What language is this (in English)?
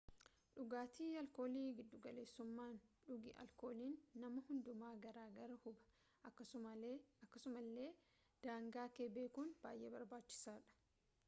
Oromo